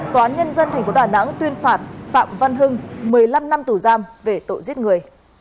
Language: Vietnamese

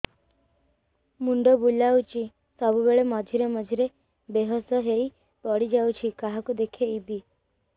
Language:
Odia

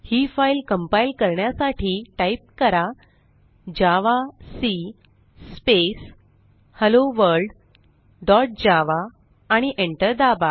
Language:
Marathi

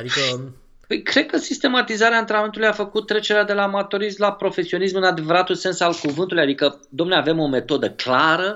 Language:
Romanian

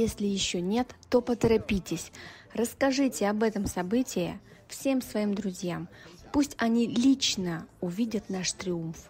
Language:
Russian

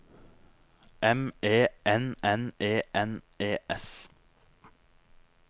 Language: Norwegian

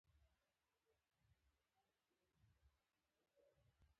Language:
Pashto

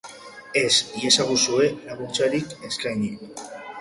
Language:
Basque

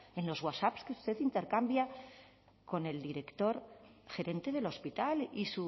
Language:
Spanish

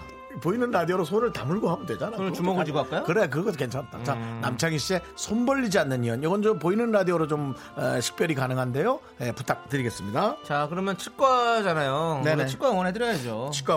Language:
Korean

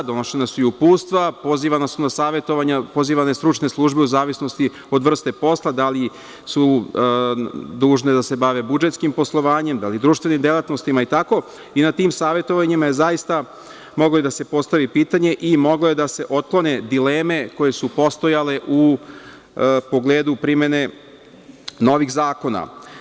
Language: Serbian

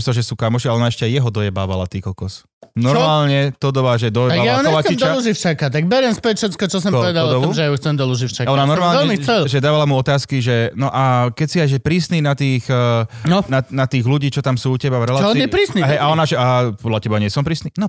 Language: Slovak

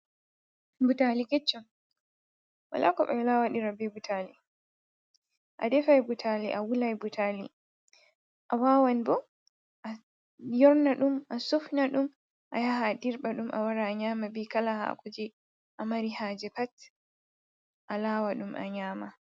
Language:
Fula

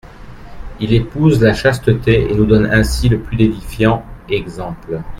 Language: French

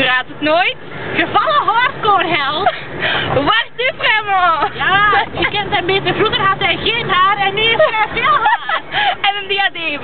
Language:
Dutch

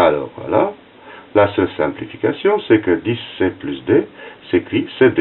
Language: French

